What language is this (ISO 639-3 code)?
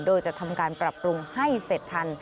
tha